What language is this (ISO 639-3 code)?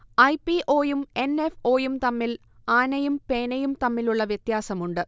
mal